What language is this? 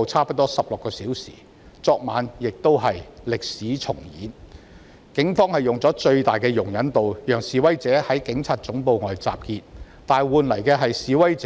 Cantonese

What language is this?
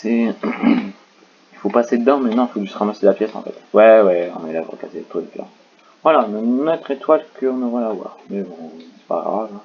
French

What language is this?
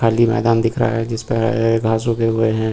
Hindi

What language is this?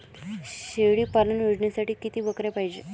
Marathi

